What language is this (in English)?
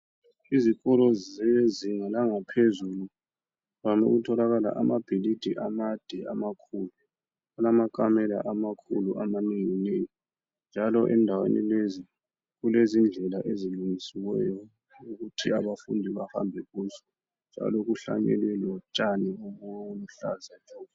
North Ndebele